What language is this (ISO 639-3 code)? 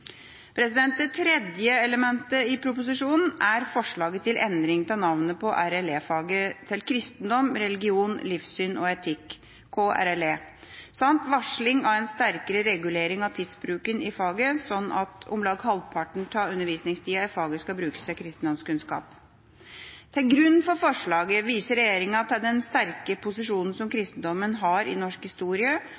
nob